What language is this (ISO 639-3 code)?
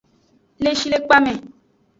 ajg